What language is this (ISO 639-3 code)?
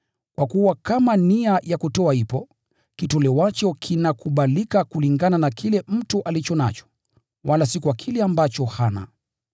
swa